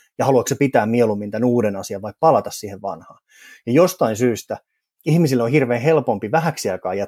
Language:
Finnish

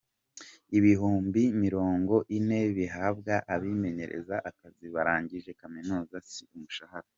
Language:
Kinyarwanda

